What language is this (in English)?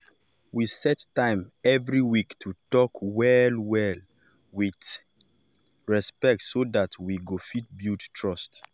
Nigerian Pidgin